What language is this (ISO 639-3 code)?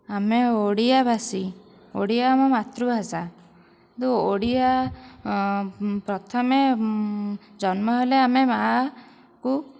ori